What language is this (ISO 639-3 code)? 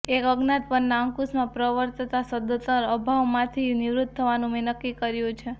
guj